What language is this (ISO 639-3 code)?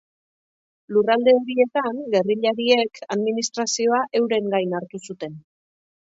eus